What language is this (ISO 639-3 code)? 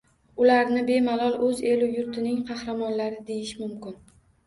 uzb